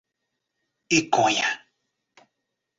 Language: Portuguese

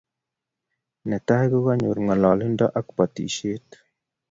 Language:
Kalenjin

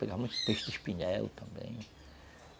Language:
Portuguese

